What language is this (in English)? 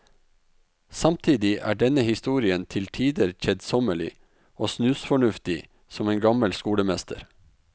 Norwegian